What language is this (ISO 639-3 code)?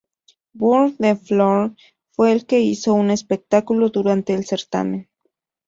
spa